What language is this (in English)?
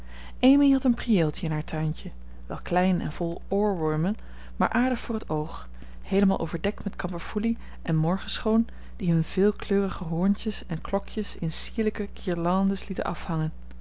Dutch